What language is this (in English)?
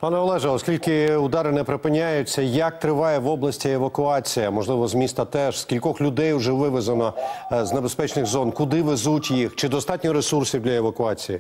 Ukrainian